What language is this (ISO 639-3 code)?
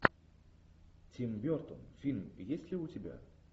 rus